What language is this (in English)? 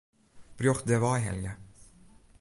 Western Frisian